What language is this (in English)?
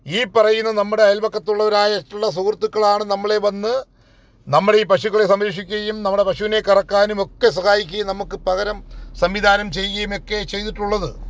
Malayalam